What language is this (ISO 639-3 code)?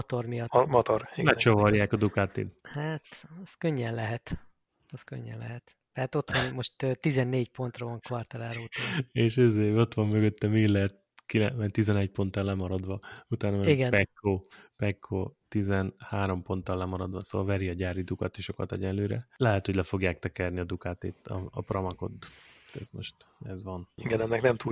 hun